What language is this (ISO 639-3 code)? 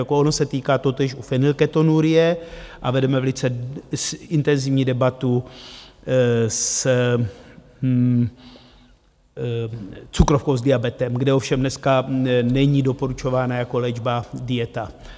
ces